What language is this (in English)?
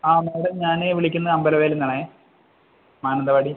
Malayalam